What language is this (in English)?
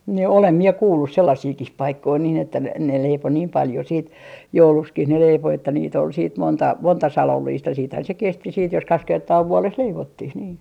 Finnish